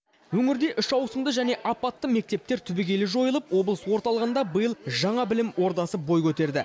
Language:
Kazakh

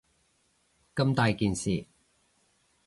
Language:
Cantonese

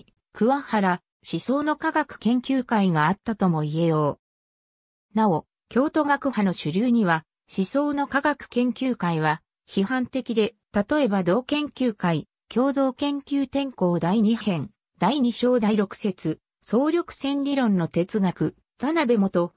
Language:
Japanese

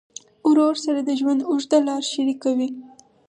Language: Pashto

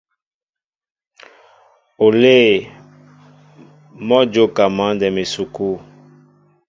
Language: Mbo (Cameroon)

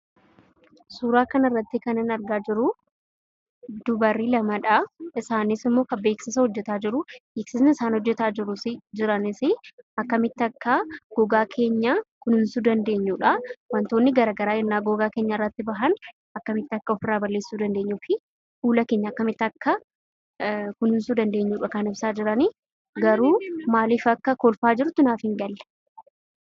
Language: Oromo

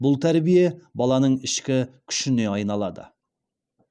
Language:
Kazakh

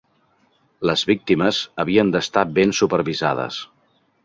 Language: Catalan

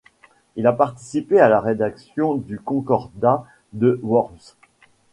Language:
French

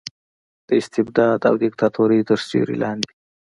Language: Pashto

